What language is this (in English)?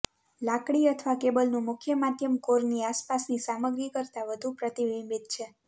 Gujarati